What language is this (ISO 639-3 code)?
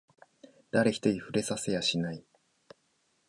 jpn